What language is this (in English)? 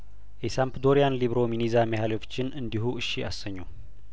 Amharic